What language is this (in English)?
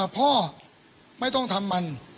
Thai